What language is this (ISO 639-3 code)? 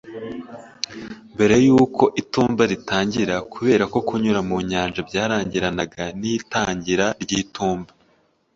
kin